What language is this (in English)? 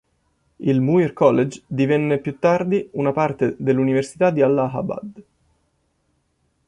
Italian